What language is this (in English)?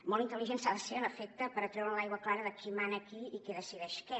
Catalan